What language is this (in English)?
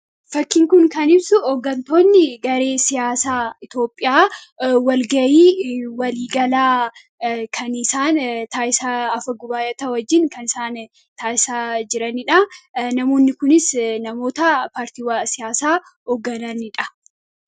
Oromo